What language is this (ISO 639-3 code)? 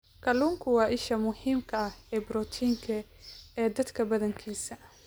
som